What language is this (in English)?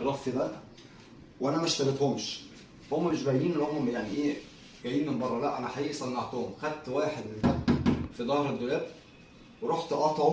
Arabic